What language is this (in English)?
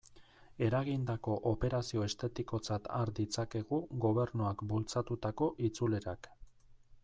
Basque